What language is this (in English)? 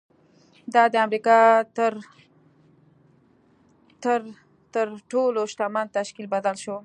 Pashto